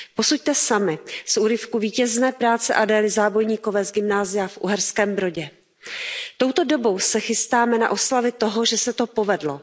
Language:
Czech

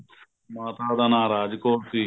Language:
Punjabi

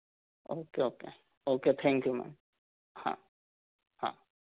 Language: Hindi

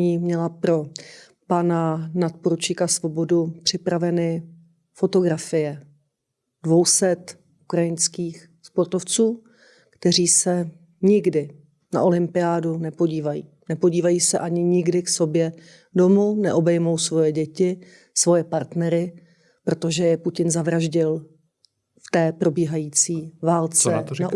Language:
Czech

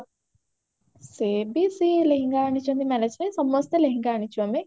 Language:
Odia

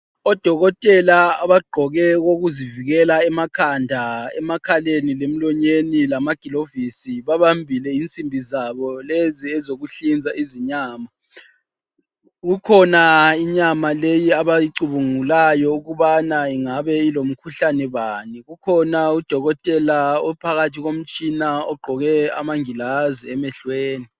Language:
North Ndebele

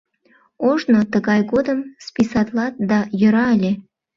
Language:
Mari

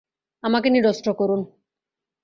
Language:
Bangla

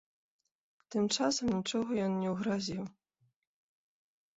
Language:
Belarusian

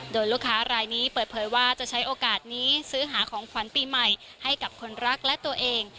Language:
Thai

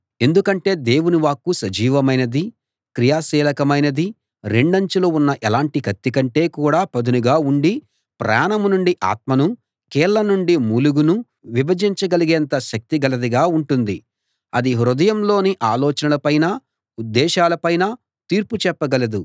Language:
Telugu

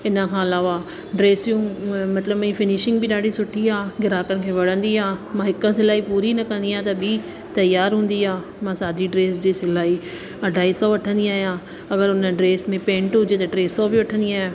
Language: Sindhi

